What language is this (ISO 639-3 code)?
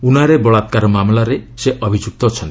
ori